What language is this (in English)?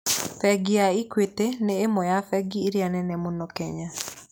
Kikuyu